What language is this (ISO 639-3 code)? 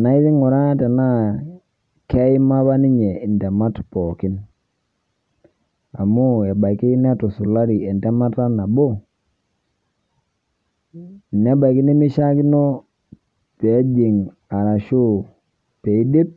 mas